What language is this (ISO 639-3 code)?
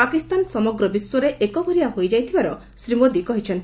ori